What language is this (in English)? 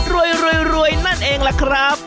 Thai